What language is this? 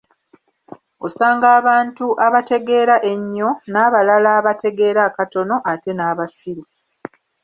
Ganda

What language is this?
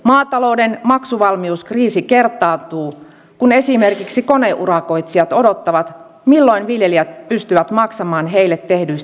Finnish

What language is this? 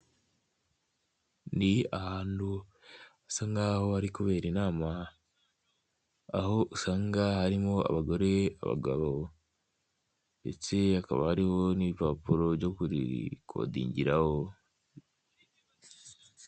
Kinyarwanda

